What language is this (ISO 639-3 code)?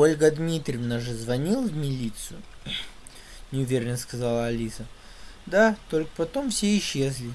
rus